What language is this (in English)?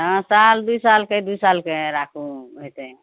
Maithili